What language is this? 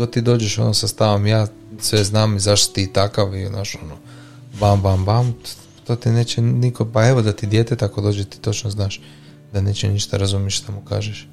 Croatian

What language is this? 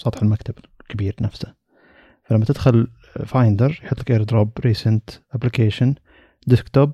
Arabic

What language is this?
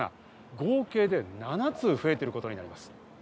Japanese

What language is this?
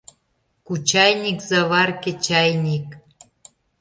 Mari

